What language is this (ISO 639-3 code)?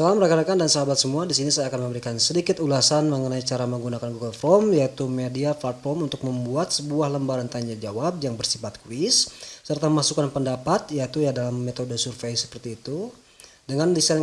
ind